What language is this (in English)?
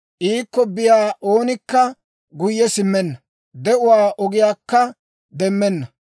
Dawro